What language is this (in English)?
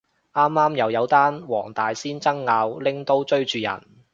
Cantonese